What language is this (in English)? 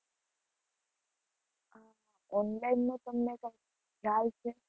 Gujarati